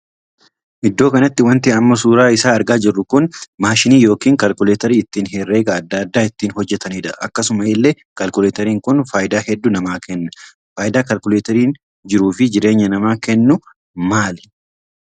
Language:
Oromo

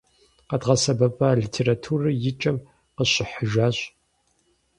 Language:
Kabardian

